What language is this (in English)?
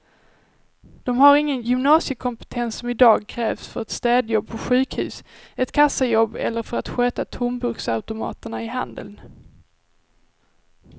Swedish